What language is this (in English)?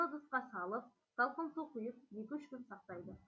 Kazakh